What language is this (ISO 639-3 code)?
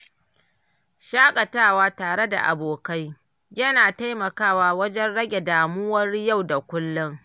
hau